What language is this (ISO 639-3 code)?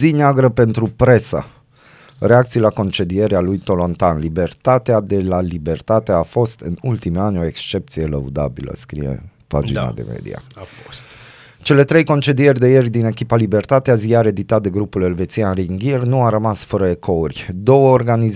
ron